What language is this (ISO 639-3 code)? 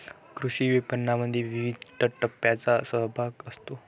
mar